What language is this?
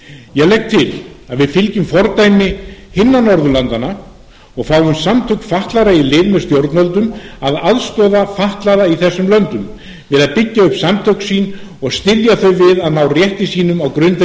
Icelandic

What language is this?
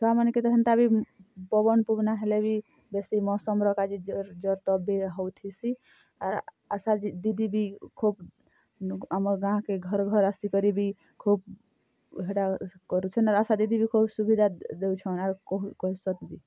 Odia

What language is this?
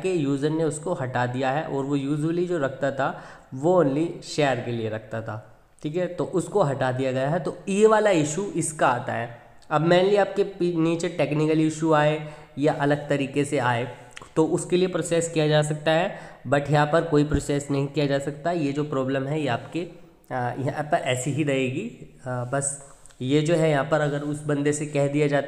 Hindi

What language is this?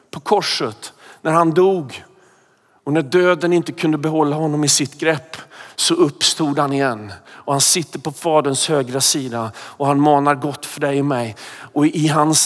Swedish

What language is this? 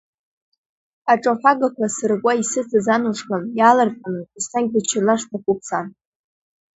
Abkhazian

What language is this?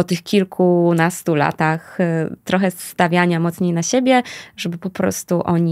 Polish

